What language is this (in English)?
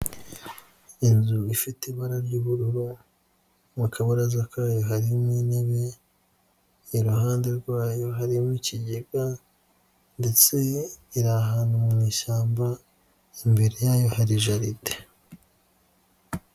Kinyarwanda